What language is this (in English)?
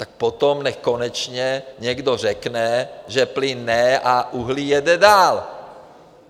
Czech